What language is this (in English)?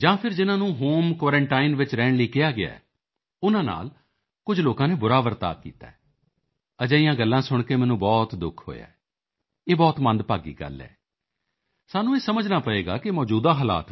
Punjabi